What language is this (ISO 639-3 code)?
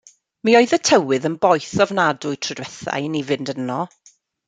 cym